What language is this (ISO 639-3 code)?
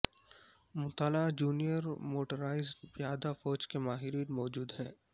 urd